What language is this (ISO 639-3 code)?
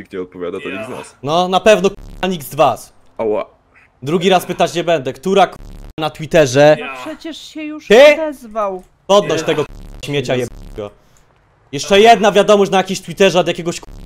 pol